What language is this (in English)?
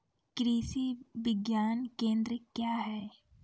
Maithili